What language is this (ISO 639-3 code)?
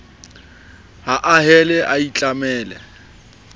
sot